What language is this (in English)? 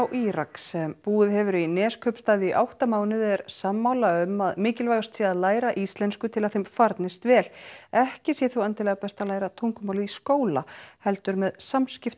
Icelandic